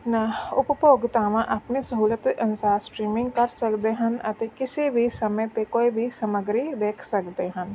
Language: Punjabi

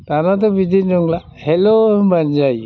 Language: Bodo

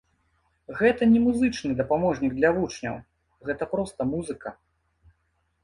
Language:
Belarusian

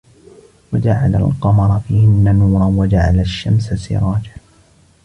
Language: Arabic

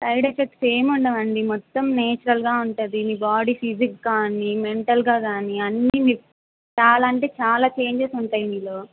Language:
Telugu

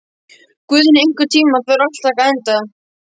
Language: Icelandic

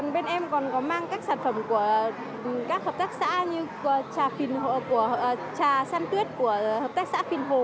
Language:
Vietnamese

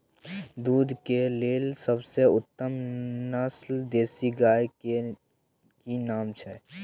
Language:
Maithili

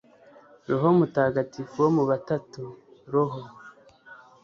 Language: Kinyarwanda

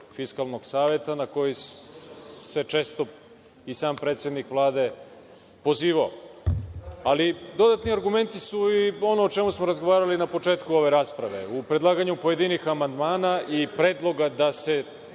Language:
Serbian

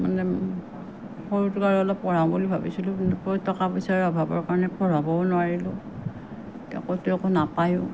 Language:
Assamese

